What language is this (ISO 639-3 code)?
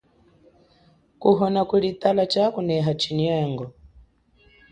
cjk